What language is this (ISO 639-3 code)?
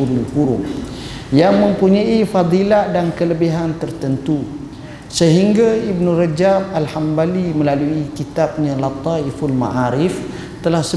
msa